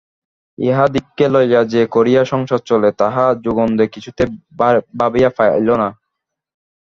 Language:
Bangla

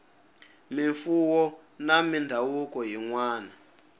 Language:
Tsonga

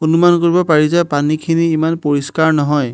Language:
Assamese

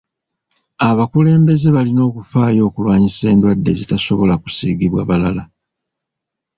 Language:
Ganda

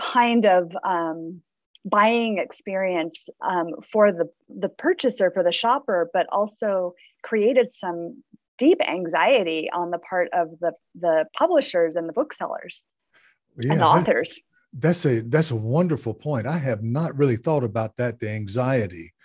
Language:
English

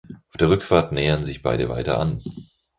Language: German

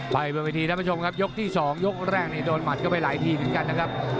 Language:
Thai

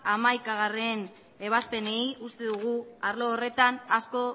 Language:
Basque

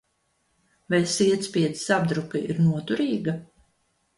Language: Latvian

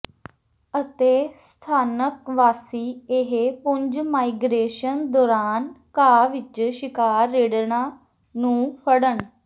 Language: Punjabi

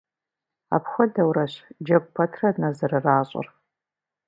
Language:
Kabardian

